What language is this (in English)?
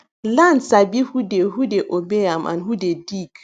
Nigerian Pidgin